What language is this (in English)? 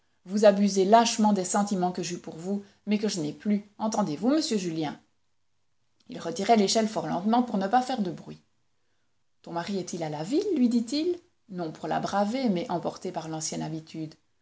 French